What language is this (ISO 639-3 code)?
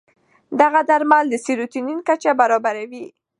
pus